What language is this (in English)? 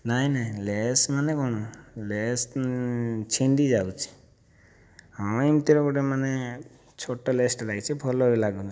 Odia